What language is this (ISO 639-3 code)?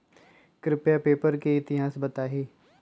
mag